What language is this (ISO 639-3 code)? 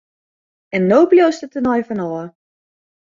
fry